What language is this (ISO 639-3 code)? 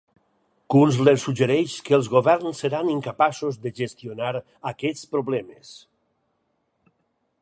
cat